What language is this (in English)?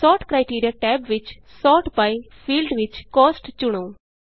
Punjabi